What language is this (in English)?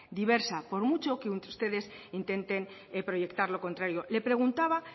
Spanish